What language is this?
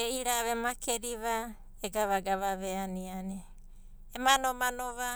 Abadi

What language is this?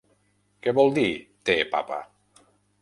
Catalan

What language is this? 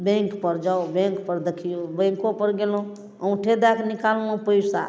Maithili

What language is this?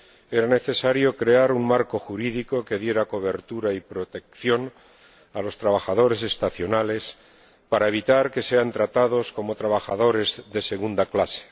Spanish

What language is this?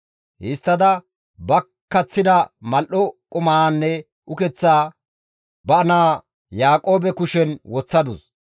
Gamo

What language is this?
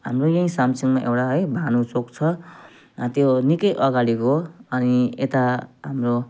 Nepali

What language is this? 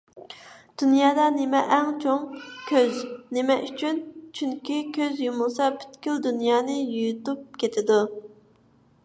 Uyghur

